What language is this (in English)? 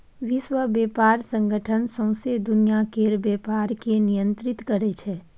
Maithili